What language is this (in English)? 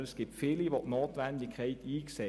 Swiss German